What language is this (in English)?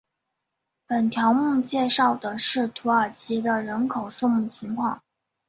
Chinese